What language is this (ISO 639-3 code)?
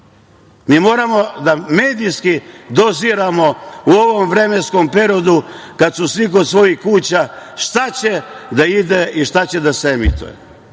srp